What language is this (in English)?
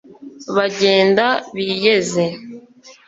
Kinyarwanda